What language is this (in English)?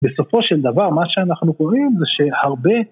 Hebrew